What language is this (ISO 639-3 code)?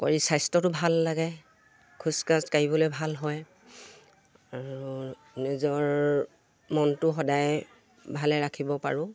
asm